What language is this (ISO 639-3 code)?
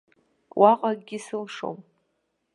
abk